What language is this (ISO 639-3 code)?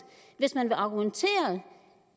dan